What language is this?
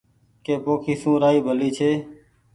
Goaria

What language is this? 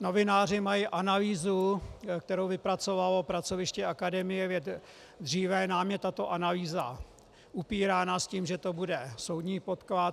Czech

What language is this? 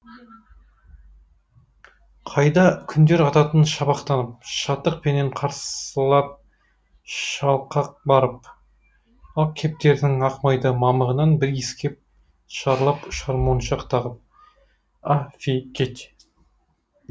Kazakh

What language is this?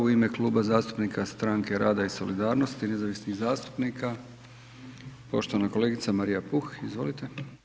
Croatian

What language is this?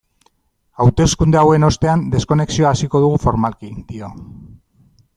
Basque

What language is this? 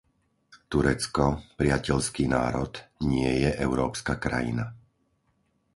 Slovak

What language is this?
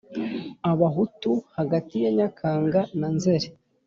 Kinyarwanda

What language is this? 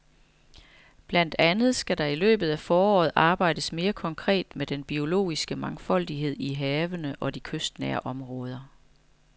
Danish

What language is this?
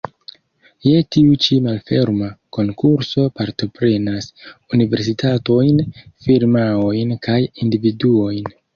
Esperanto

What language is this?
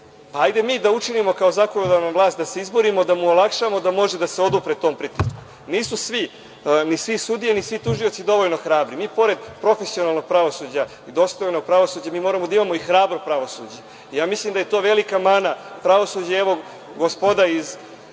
Serbian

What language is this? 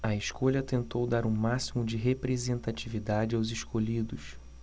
Portuguese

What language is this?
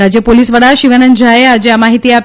Gujarati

